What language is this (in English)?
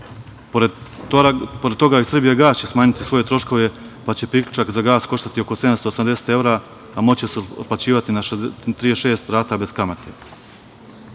Serbian